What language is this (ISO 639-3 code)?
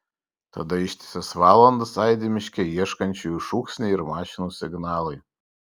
lit